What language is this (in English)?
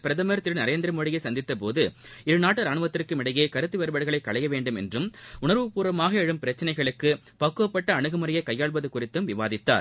Tamil